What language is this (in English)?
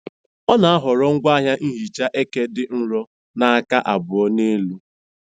Igbo